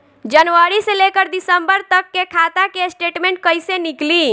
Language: Bhojpuri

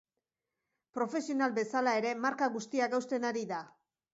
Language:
Basque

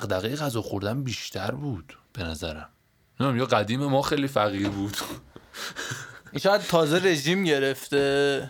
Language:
Persian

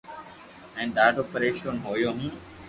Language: Loarki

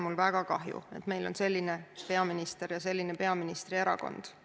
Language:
Estonian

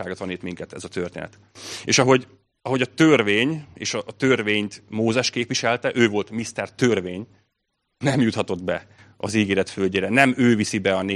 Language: Hungarian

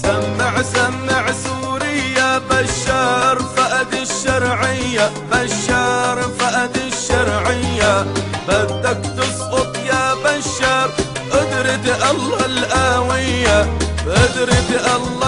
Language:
Arabic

